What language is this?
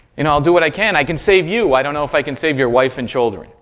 English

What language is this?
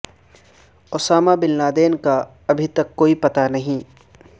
Urdu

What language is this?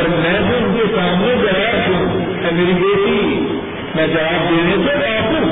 Urdu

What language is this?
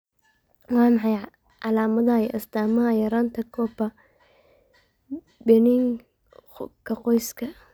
Somali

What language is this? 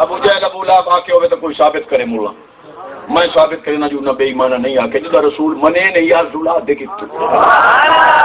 Hindi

